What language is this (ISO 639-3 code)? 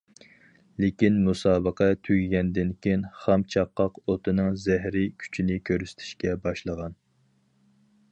uig